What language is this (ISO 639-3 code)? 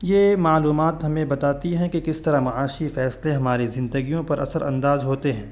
urd